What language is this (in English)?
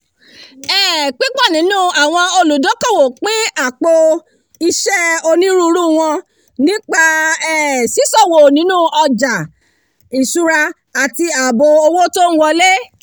Yoruba